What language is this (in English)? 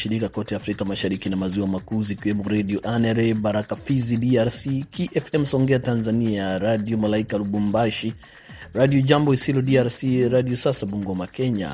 Swahili